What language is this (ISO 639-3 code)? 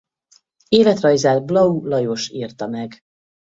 hun